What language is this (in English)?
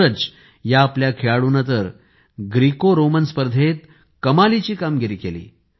Marathi